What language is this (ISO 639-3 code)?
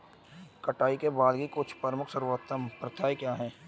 hin